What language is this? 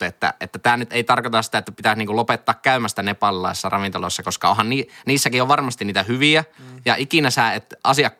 Finnish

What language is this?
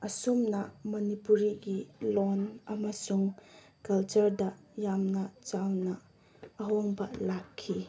Manipuri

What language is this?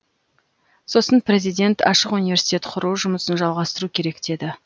Kazakh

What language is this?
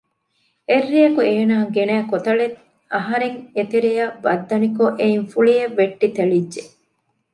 Divehi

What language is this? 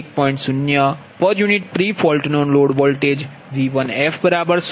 Gujarati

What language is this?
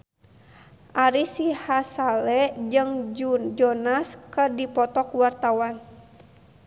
Sundanese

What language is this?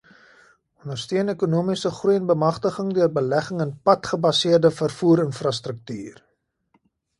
Afrikaans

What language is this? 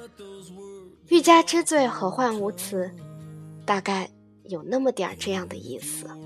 Chinese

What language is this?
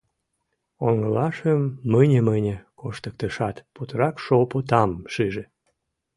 Mari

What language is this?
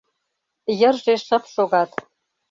Mari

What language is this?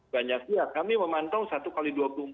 Indonesian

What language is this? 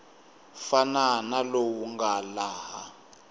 Tsonga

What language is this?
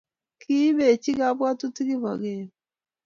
Kalenjin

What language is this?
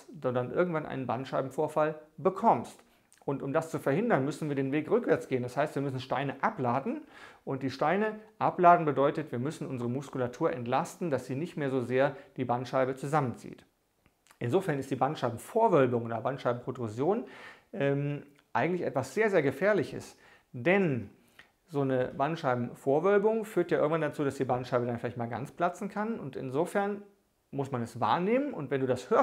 German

